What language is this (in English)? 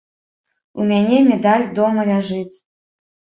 Belarusian